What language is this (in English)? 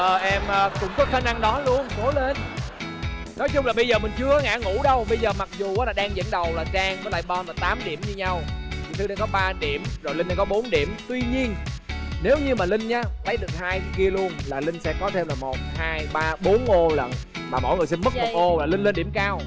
Vietnamese